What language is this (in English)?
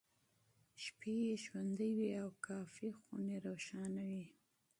Pashto